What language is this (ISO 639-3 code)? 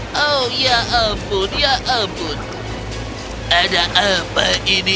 ind